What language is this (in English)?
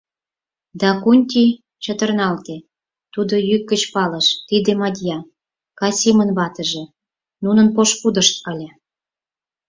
Mari